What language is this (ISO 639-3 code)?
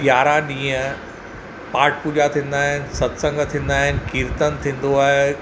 snd